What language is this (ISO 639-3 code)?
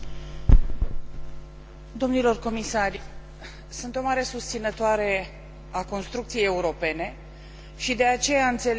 ron